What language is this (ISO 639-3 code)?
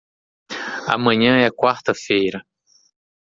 por